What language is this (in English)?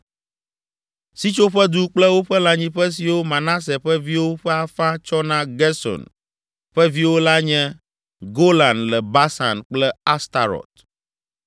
Ewe